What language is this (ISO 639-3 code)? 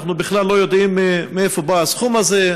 heb